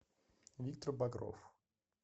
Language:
Russian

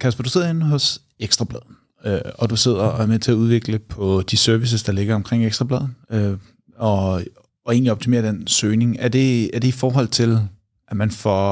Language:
Danish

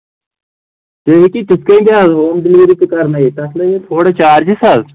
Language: Kashmiri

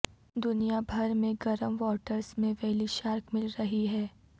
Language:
Urdu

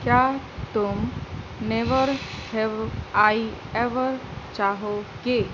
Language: Urdu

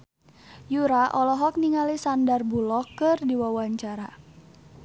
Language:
Sundanese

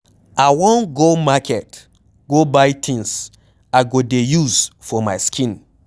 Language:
Nigerian Pidgin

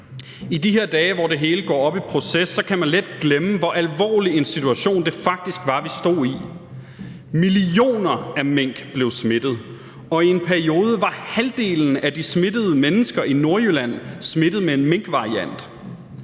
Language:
Danish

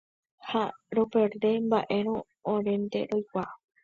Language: Guarani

